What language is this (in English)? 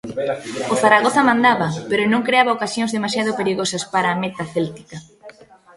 Galician